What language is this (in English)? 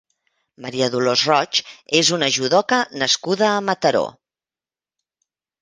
Catalan